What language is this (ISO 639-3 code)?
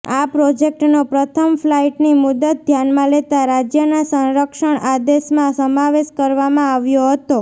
guj